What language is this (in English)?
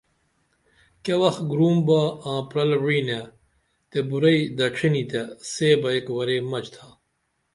Dameli